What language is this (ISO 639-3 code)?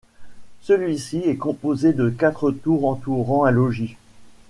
fra